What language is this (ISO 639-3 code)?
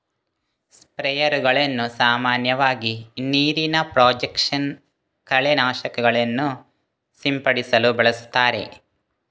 kan